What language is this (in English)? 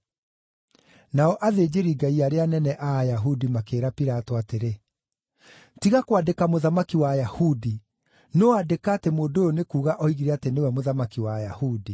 Kikuyu